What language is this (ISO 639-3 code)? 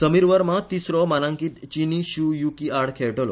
kok